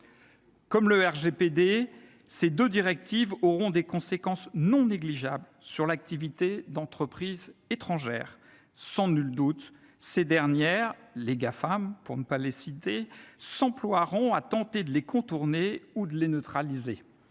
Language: French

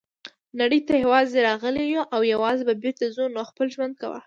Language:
Pashto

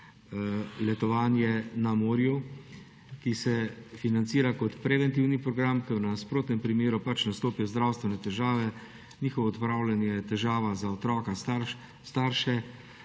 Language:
Slovenian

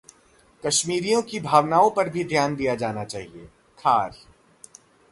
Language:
Hindi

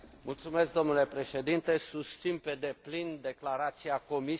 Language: Romanian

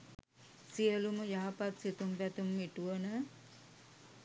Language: Sinhala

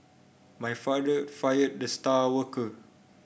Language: English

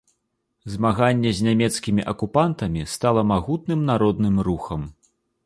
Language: Belarusian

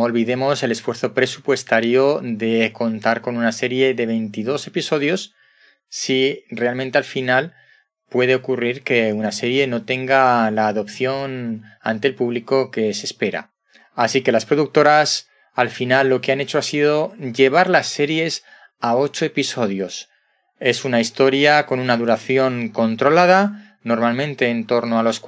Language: Spanish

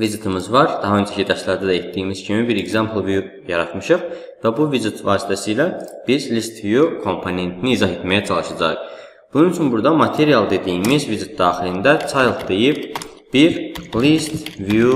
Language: Turkish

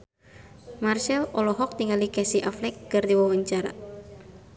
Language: Sundanese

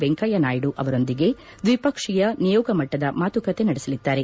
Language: Kannada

